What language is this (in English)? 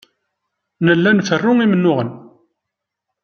Kabyle